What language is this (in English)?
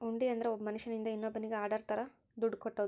Kannada